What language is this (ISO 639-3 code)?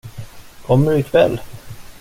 swe